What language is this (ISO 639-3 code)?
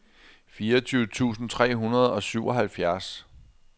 dan